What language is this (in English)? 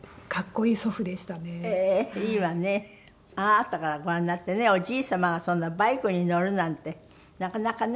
Japanese